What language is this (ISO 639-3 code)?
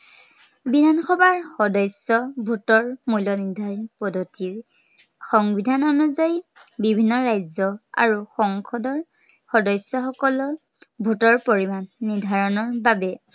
asm